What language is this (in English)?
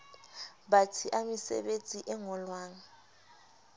Southern Sotho